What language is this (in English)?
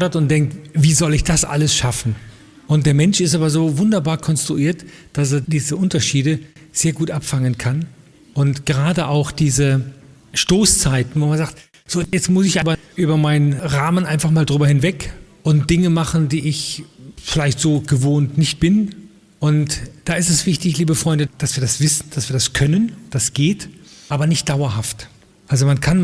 German